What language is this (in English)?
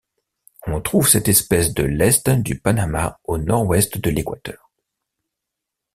French